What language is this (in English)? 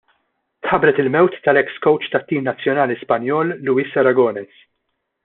Maltese